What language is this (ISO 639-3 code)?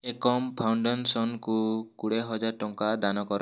ori